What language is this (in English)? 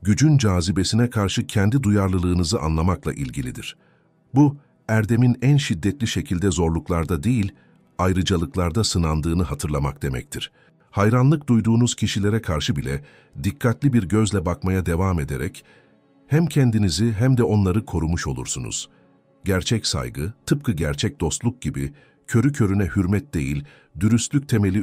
Turkish